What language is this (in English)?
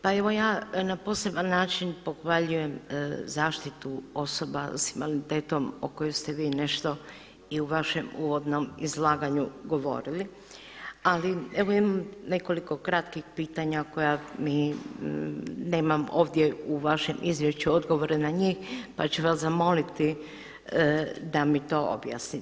Croatian